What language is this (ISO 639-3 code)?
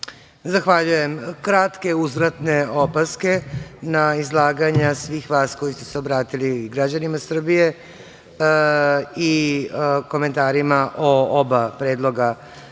srp